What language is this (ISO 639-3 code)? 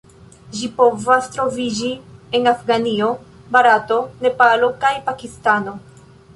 epo